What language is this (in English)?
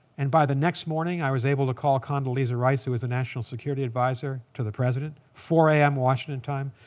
English